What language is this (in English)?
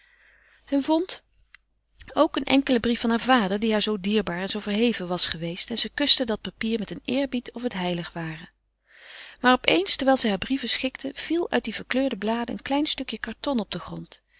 Dutch